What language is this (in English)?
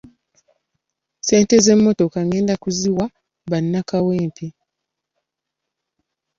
Ganda